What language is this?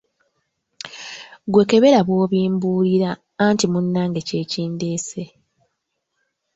Ganda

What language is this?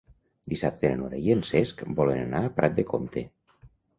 Catalan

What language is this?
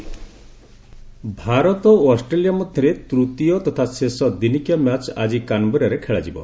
Odia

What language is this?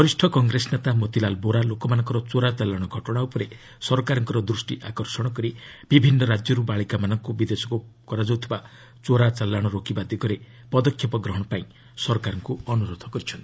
Odia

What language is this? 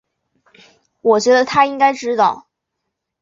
Chinese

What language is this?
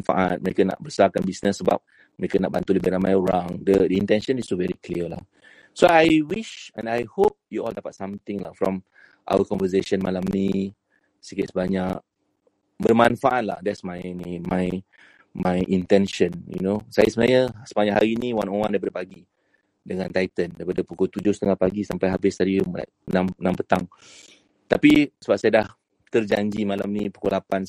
Malay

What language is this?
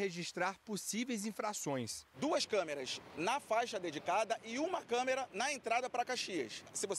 Portuguese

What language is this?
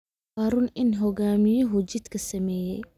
Somali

